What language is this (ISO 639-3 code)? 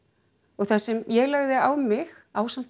isl